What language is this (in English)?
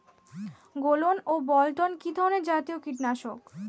Bangla